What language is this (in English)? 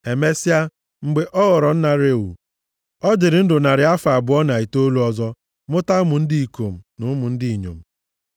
Igbo